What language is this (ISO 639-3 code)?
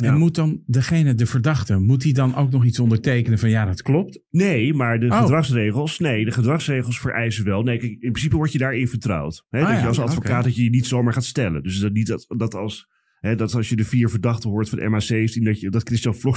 nld